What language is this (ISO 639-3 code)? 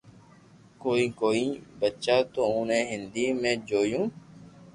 lrk